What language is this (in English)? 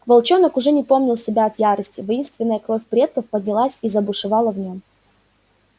Russian